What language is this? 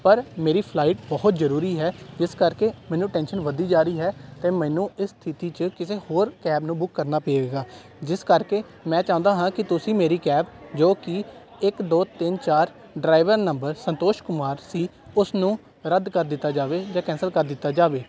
Punjabi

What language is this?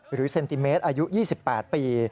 Thai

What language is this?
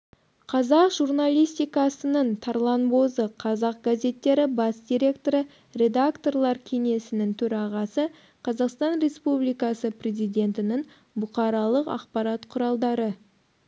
Kazakh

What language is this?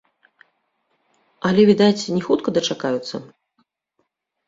Belarusian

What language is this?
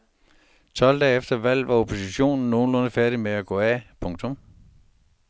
Danish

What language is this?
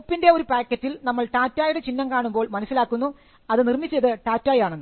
Malayalam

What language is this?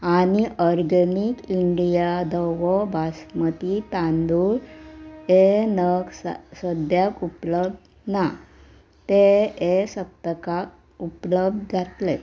Konkani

